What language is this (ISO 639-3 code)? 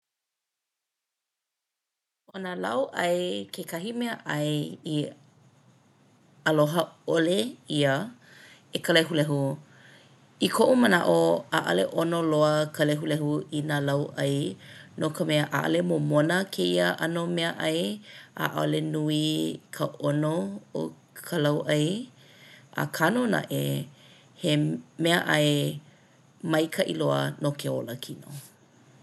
haw